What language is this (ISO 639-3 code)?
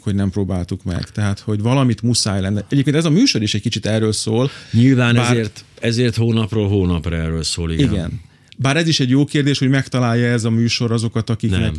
hun